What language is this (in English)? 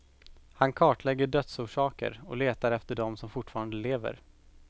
Swedish